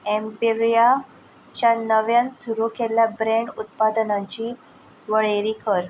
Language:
Konkani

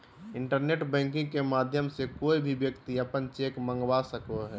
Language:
Magahi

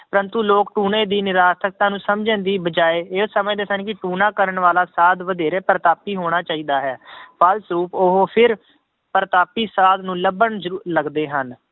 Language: Punjabi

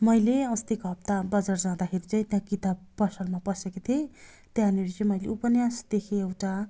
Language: Nepali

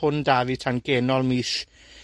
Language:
Welsh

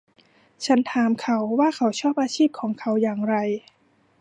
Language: Thai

